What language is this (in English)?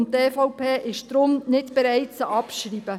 Swiss German